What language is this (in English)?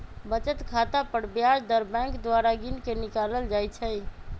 Magahi